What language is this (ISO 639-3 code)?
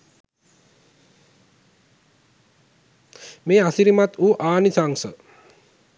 sin